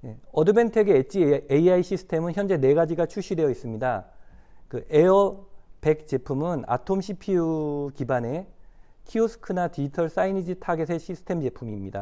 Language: Korean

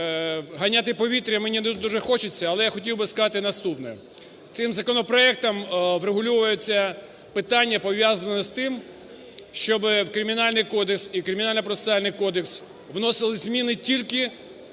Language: Ukrainian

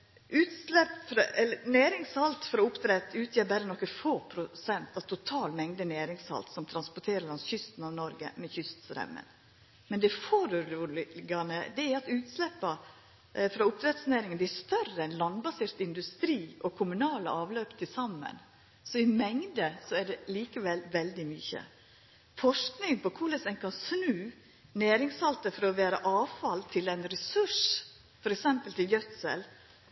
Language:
Norwegian Nynorsk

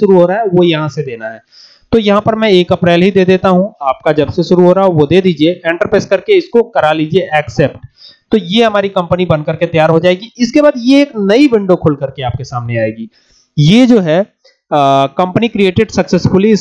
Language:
Hindi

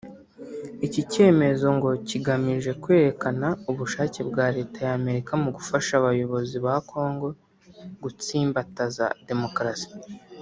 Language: Kinyarwanda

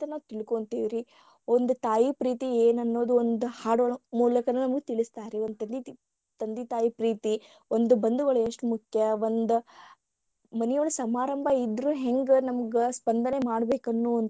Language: Kannada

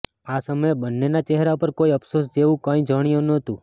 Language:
Gujarati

